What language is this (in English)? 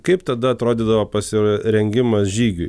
Lithuanian